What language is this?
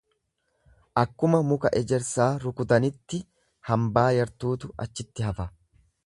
Oromo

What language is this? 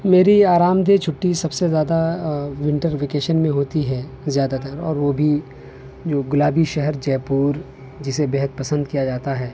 Urdu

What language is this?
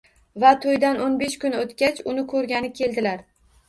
Uzbek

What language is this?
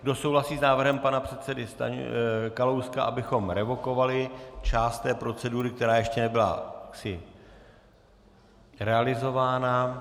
Czech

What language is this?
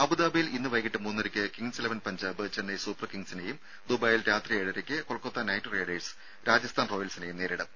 Malayalam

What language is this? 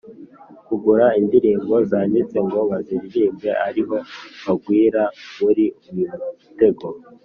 Kinyarwanda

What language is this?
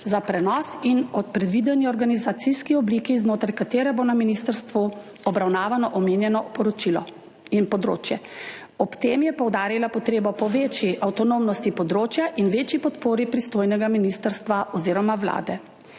Slovenian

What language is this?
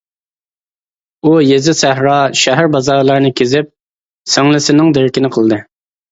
Uyghur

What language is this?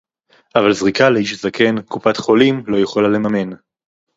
Hebrew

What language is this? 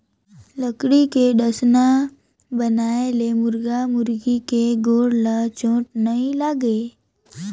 Chhattisgarhi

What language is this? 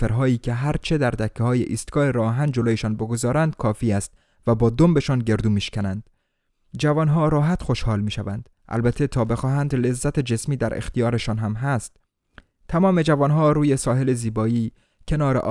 Persian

